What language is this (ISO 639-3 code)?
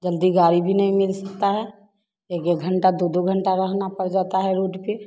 hin